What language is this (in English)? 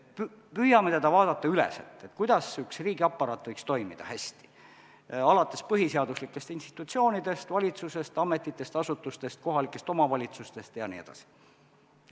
Estonian